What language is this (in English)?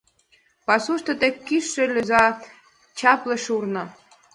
Mari